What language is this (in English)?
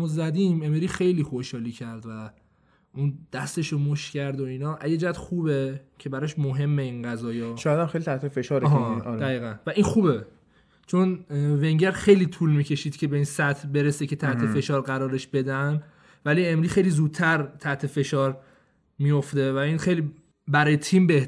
Persian